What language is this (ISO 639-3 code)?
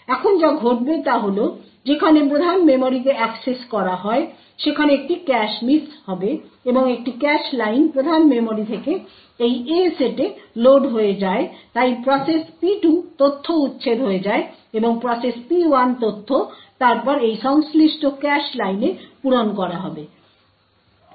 ben